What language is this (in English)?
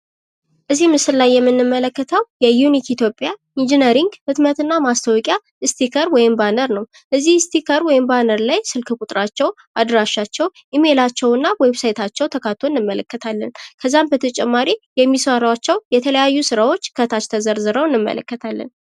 Amharic